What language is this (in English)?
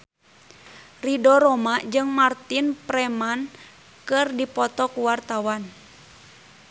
Sundanese